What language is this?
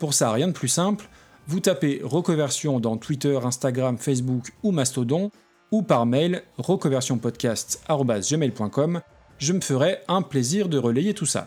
French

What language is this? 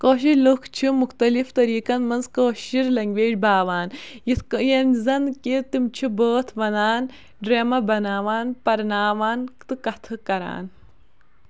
Kashmiri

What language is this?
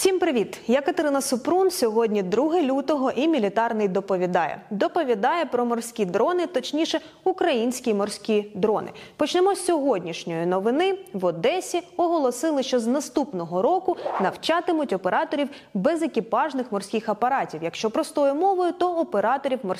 Ukrainian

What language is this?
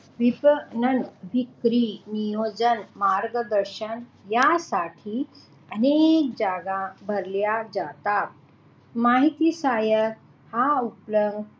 Marathi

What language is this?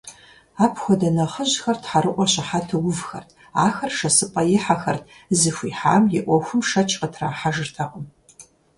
Kabardian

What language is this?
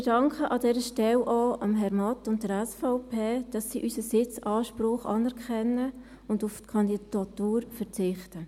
Swiss German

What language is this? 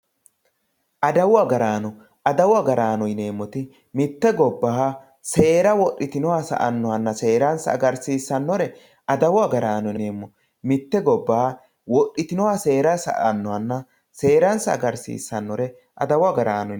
Sidamo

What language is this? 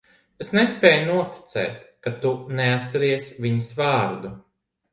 Latvian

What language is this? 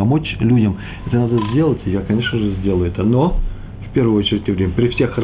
Russian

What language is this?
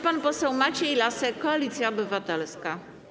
Polish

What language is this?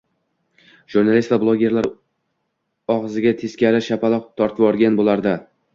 Uzbek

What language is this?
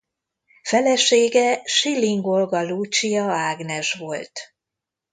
Hungarian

